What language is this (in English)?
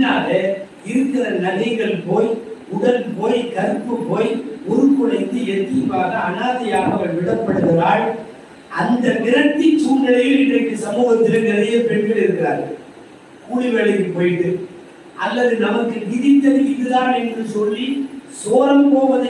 Arabic